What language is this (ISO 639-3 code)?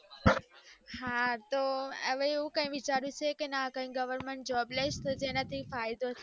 guj